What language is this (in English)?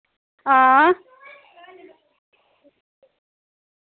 Dogri